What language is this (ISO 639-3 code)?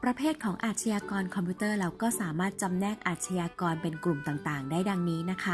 tha